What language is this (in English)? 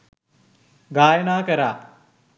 Sinhala